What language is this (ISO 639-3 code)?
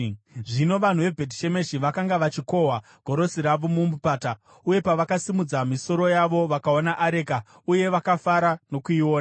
sna